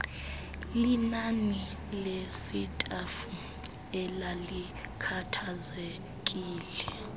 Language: Xhosa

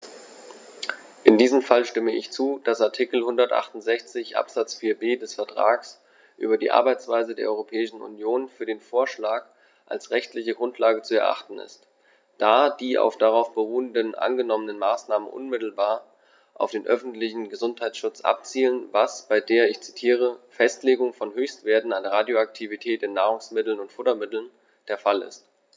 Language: German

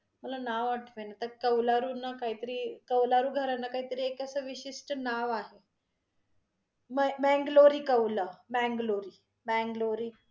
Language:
Marathi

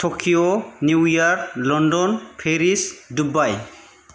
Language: Bodo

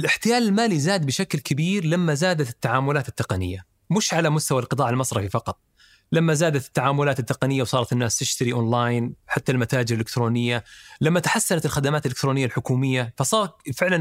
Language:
Arabic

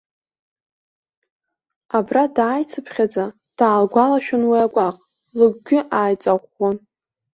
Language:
Abkhazian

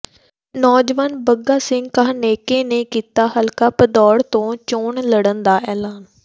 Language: Punjabi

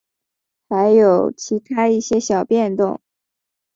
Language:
Chinese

